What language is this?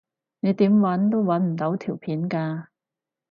Cantonese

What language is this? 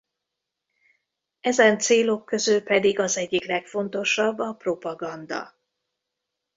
Hungarian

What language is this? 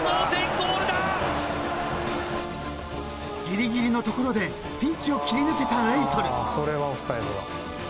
Japanese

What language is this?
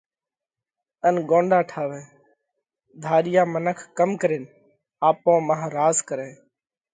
Parkari Koli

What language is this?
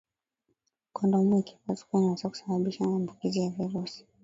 Swahili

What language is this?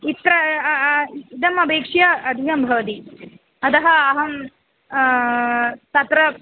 Sanskrit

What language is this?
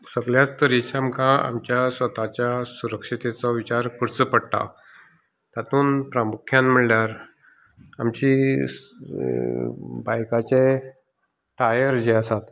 Konkani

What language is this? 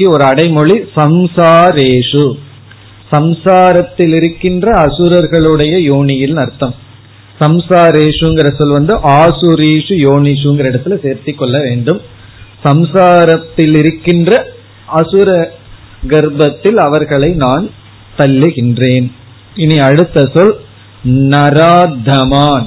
Tamil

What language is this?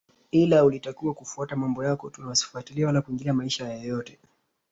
Swahili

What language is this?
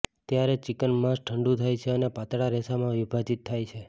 Gujarati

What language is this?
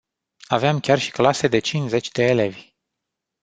Romanian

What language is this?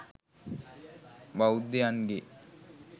Sinhala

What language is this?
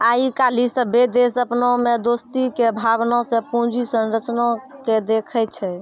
Maithili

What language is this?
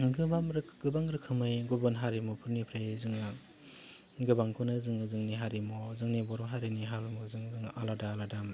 Bodo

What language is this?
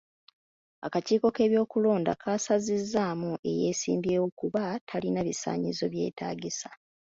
Ganda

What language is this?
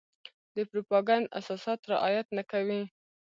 Pashto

